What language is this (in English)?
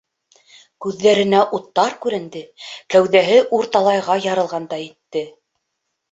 Bashkir